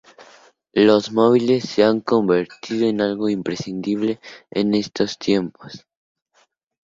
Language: Spanish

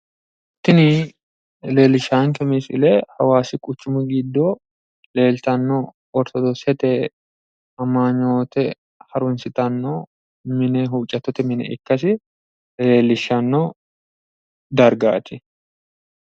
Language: Sidamo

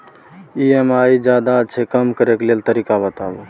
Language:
Maithili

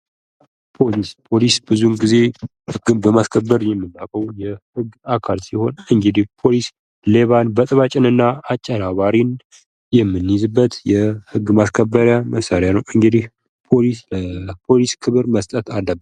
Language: Amharic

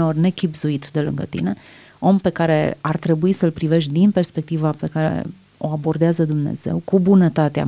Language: Romanian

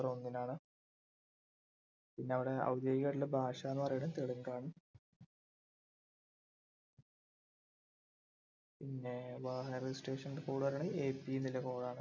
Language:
Malayalam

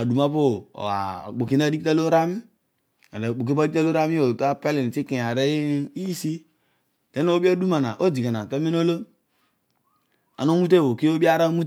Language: Odual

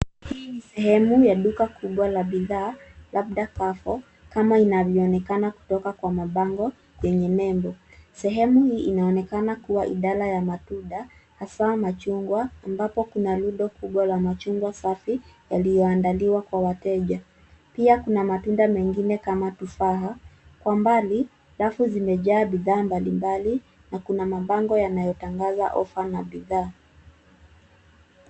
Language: Swahili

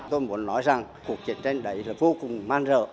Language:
Vietnamese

